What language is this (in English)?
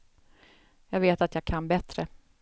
Swedish